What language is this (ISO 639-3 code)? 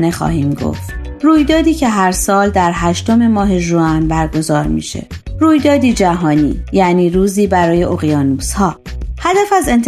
fas